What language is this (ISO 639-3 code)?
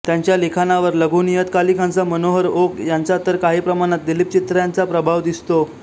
mar